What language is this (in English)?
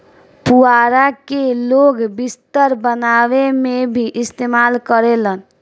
Bhojpuri